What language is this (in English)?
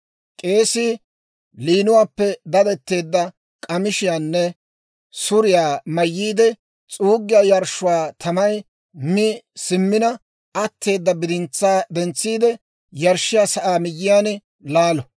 Dawro